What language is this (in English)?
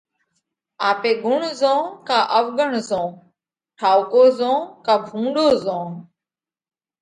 Parkari Koli